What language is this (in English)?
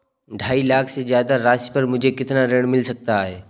Hindi